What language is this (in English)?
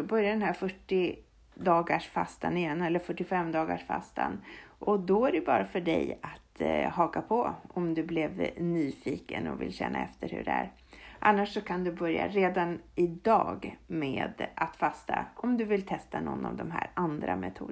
Swedish